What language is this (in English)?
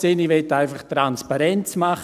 Swiss German